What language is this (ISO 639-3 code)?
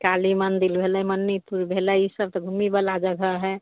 mai